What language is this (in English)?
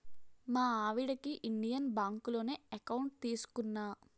Telugu